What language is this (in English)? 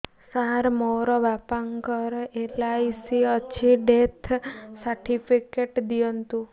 Odia